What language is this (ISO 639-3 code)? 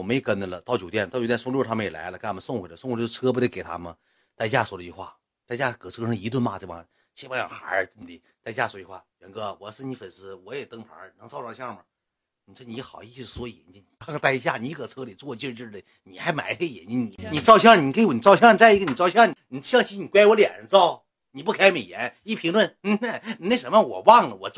zho